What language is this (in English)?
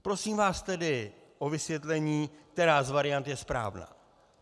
Czech